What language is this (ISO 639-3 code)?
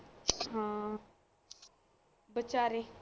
pan